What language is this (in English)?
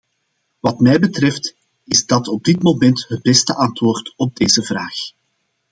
Dutch